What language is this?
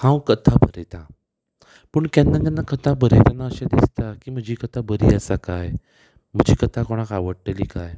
Konkani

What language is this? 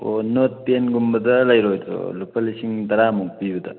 Manipuri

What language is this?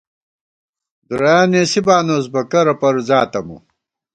Gawar-Bati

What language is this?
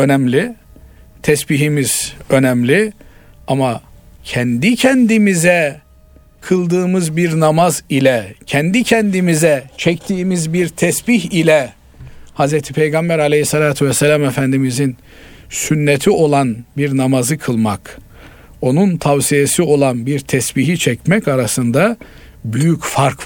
Turkish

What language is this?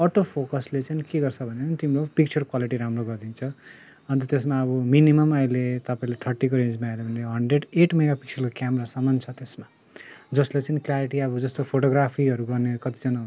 Nepali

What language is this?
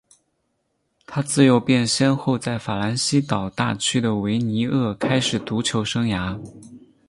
Chinese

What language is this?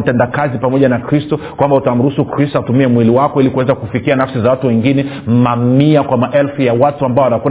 Swahili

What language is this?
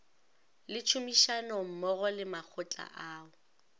Northern Sotho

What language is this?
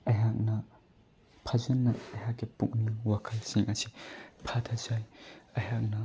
Manipuri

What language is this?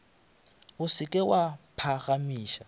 Northern Sotho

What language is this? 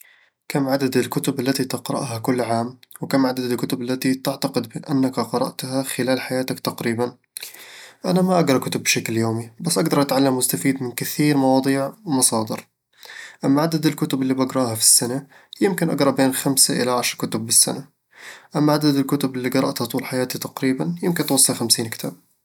Eastern Egyptian Bedawi Arabic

